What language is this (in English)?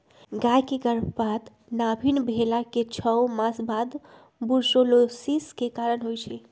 Magahi